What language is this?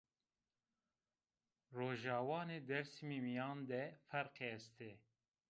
Zaza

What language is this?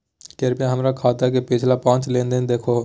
Magahi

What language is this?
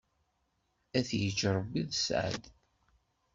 Kabyle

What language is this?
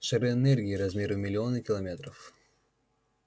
Russian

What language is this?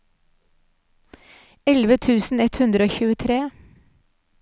Norwegian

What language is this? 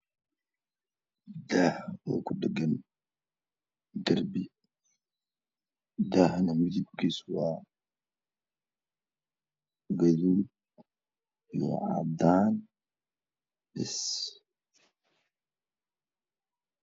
Somali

